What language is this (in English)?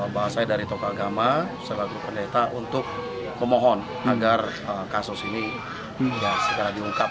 Indonesian